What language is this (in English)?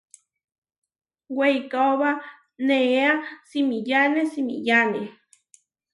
Huarijio